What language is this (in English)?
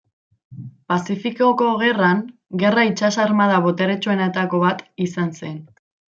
Basque